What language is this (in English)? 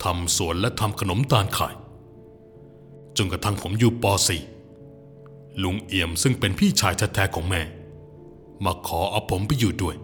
Thai